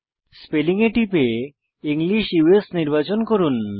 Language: Bangla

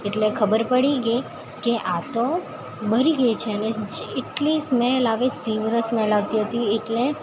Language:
Gujarati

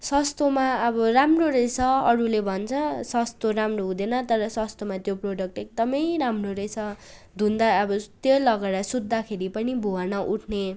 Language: Nepali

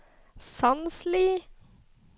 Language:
Norwegian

